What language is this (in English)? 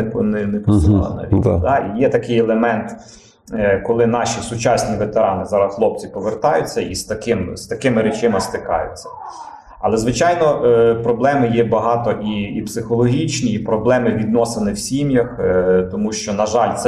Ukrainian